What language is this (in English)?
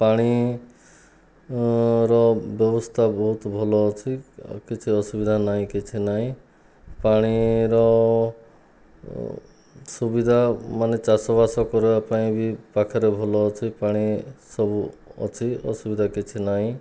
Odia